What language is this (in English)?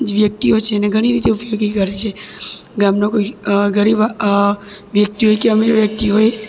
Gujarati